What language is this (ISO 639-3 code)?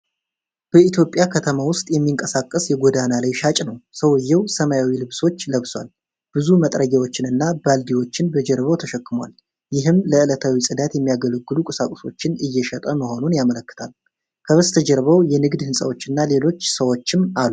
amh